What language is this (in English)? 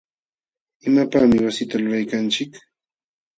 Jauja Wanca Quechua